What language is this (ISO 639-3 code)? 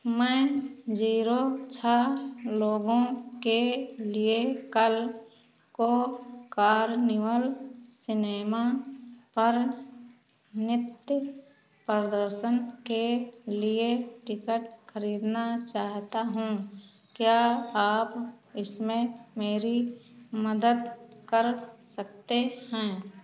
hin